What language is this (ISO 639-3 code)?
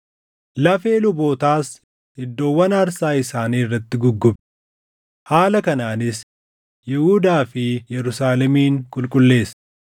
orm